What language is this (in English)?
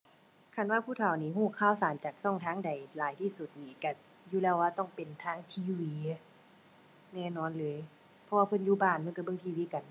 Thai